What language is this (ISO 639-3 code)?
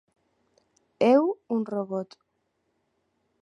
glg